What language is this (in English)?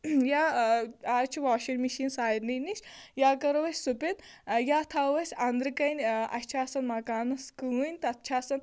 Kashmiri